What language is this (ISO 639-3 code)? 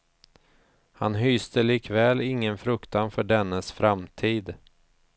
swe